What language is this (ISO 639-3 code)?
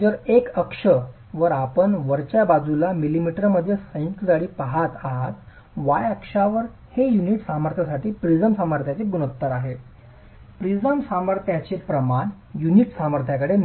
mar